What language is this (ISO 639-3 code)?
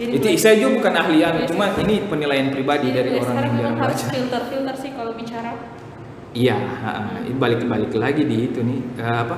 ind